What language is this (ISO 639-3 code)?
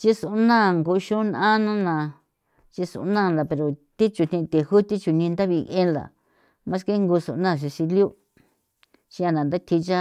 pow